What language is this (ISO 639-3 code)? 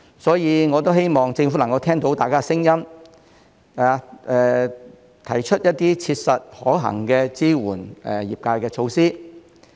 yue